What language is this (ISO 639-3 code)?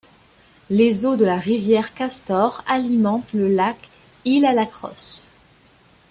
fra